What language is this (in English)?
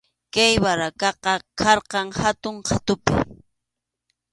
Arequipa-La Unión Quechua